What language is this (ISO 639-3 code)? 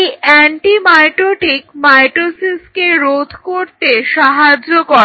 ben